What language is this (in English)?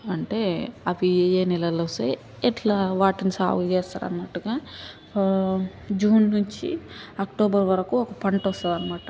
Telugu